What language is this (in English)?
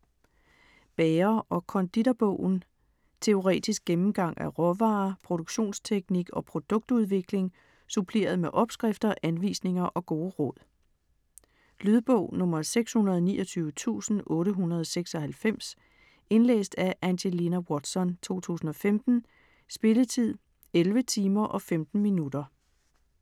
Danish